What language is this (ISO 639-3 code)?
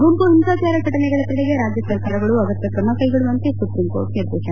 kan